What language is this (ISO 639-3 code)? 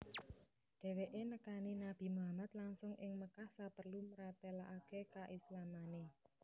jav